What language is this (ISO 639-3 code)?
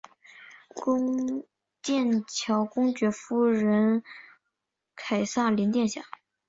zho